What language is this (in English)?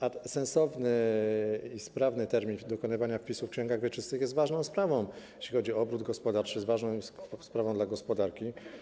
Polish